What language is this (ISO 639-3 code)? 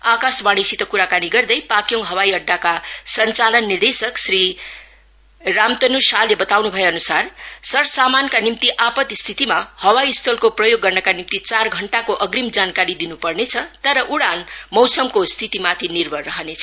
nep